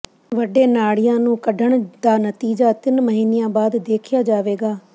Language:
Punjabi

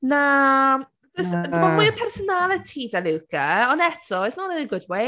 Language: Welsh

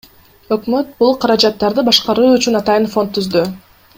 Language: Kyrgyz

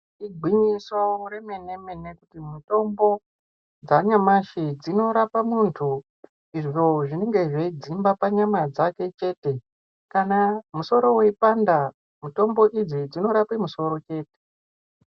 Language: Ndau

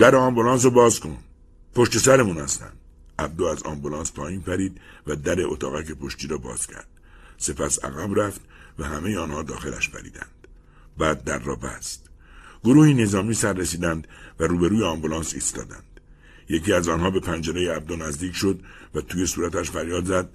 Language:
Persian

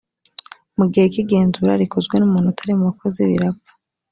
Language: Kinyarwanda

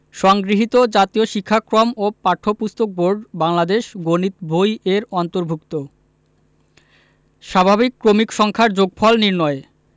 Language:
Bangla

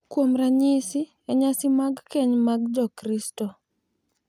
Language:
Luo (Kenya and Tanzania)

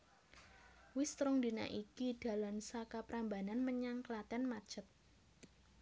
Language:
Javanese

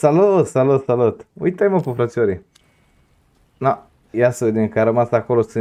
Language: Romanian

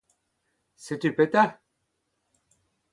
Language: Breton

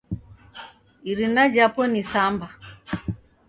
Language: Taita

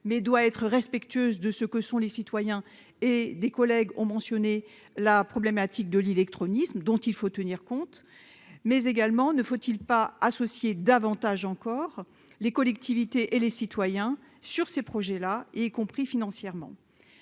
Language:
French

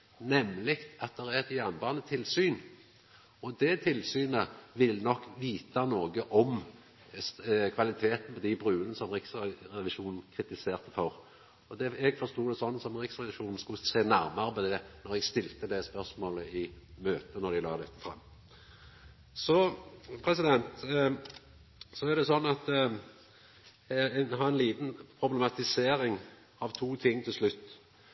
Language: Norwegian Nynorsk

